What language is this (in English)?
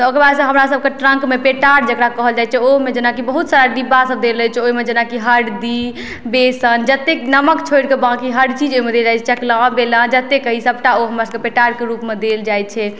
Maithili